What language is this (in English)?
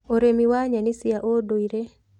Kikuyu